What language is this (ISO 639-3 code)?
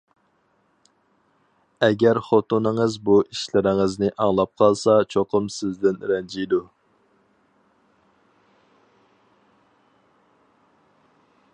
uig